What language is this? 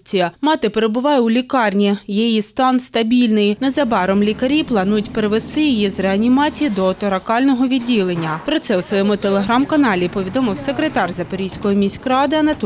Ukrainian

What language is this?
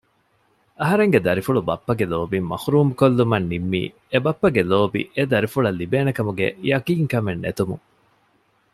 Divehi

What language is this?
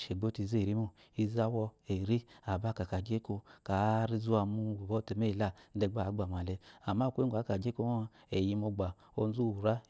Eloyi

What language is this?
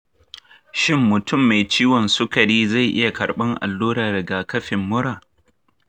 Hausa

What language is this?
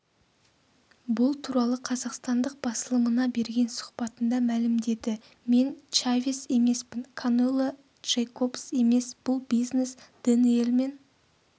Kazakh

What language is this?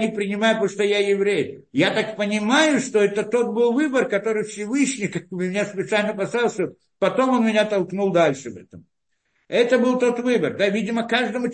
Russian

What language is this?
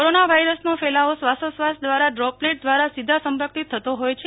Gujarati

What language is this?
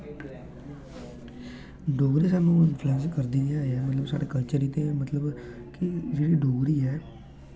Dogri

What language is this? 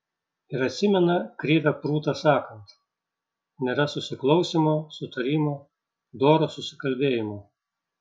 Lithuanian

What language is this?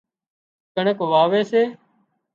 Wadiyara Koli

